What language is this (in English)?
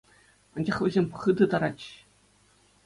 Chuvash